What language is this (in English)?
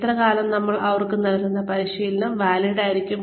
Malayalam